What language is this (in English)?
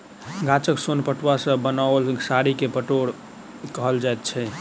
Maithili